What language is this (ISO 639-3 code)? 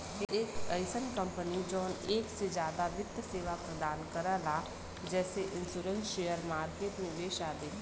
bho